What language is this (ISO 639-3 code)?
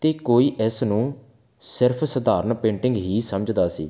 pan